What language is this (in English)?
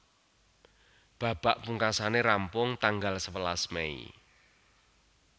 Javanese